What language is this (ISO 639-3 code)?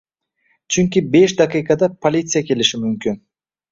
uzb